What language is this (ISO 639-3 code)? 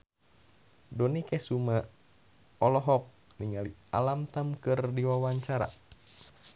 sun